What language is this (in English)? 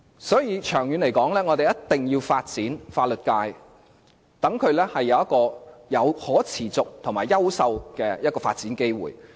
Cantonese